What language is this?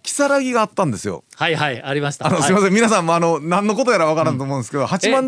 Japanese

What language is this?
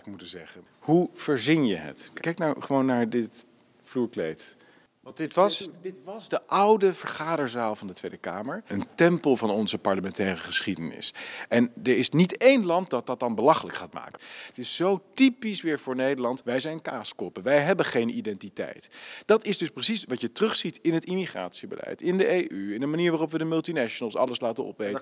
Dutch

